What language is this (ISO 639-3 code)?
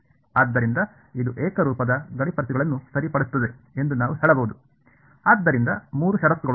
kan